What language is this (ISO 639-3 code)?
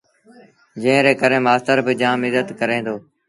sbn